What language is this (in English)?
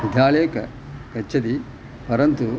Sanskrit